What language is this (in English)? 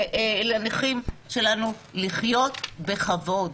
Hebrew